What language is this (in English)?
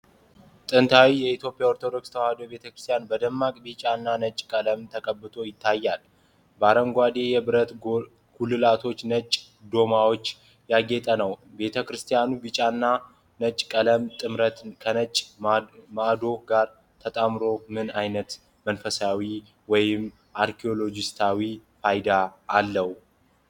Amharic